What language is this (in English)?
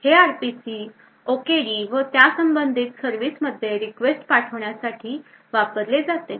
Marathi